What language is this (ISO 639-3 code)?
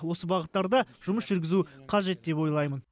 kaz